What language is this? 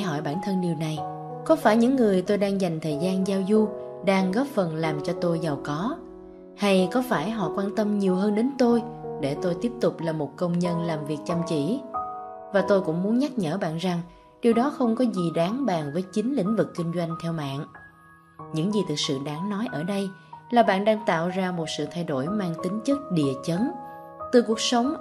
Vietnamese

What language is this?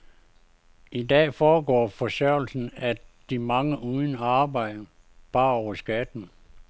Danish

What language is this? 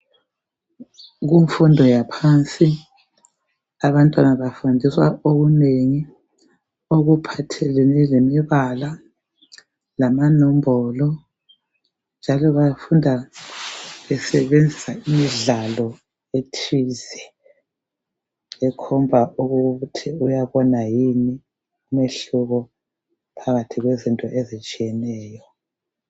North Ndebele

